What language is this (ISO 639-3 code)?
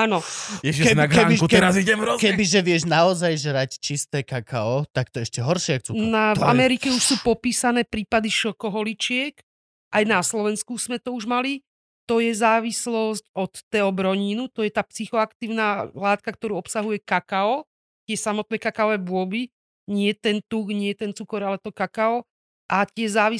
slk